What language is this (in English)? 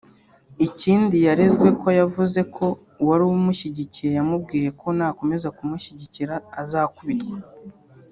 Kinyarwanda